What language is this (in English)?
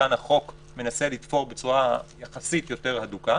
Hebrew